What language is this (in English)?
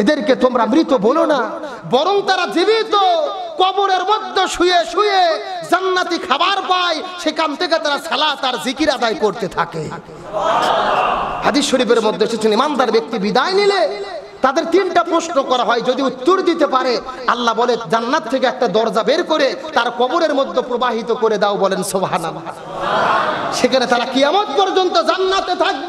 Arabic